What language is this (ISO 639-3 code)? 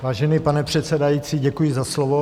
ces